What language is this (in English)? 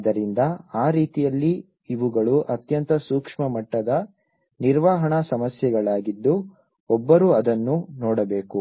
Kannada